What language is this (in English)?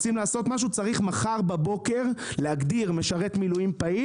Hebrew